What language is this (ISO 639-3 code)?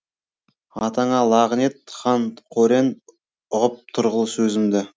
kaz